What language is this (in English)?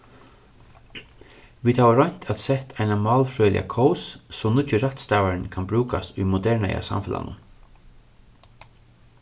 Faroese